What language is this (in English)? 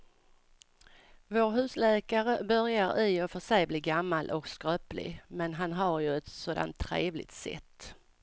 Swedish